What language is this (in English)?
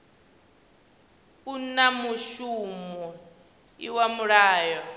Venda